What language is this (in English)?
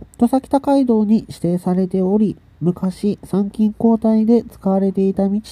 Japanese